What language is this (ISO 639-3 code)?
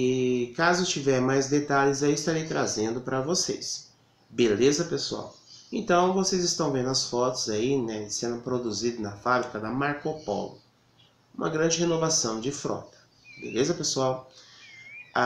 por